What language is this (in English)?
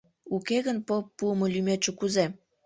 Mari